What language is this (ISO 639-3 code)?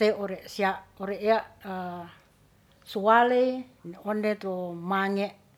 rth